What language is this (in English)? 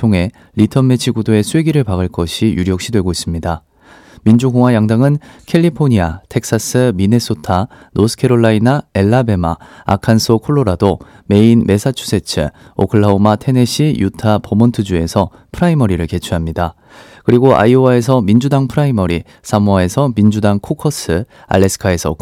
Korean